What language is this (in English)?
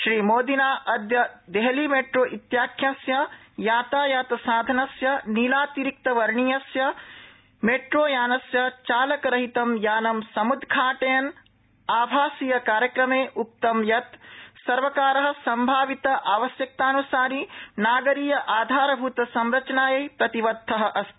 Sanskrit